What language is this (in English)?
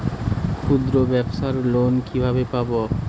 Bangla